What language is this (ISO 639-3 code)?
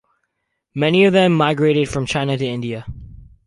eng